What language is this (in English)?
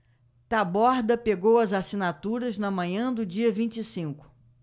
Portuguese